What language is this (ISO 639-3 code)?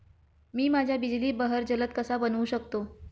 mar